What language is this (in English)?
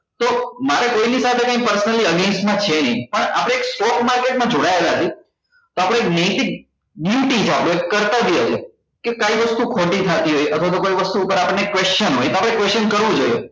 Gujarati